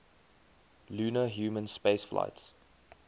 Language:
English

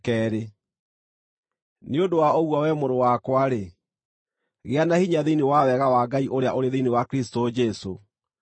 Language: Kikuyu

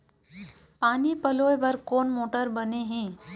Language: Chhattisgarhi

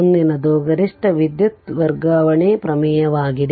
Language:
Kannada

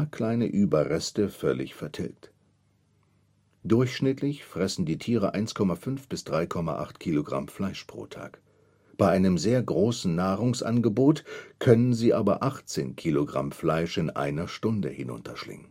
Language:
German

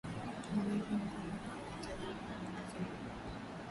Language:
Swahili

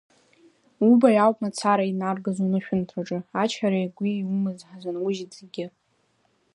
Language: Abkhazian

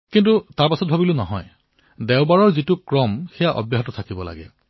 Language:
Assamese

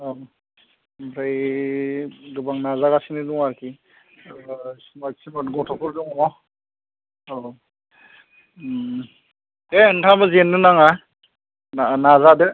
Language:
Bodo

